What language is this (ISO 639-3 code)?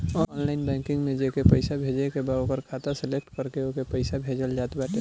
bho